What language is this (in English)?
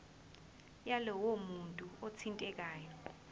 Zulu